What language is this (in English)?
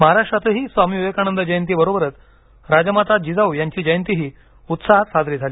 Marathi